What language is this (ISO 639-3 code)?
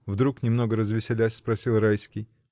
rus